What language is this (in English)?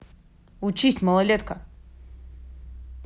Russian